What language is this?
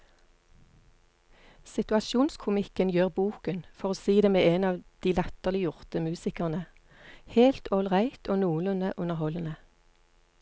Norwegian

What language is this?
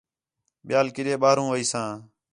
Khetrani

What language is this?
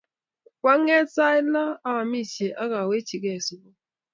Kalenjin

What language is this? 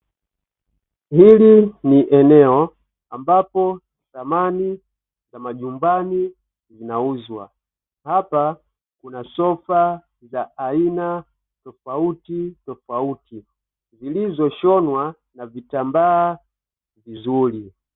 Swahili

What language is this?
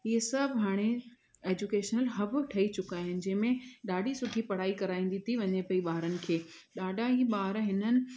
Sindhi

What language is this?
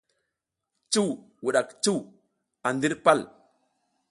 South Giziga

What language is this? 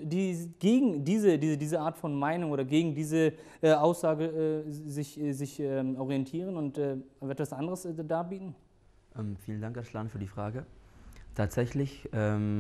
German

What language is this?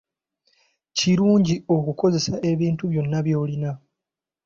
Ganda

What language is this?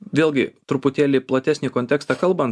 Lithuanian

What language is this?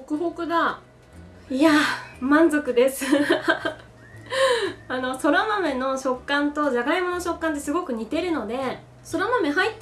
Japanese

